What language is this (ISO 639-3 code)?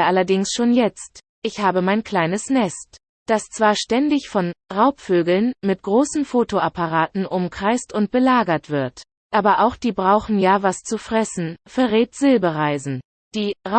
deu